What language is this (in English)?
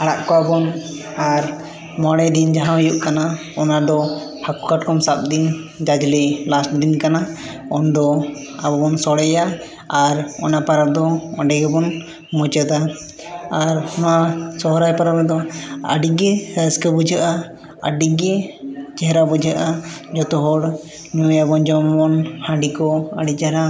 Santali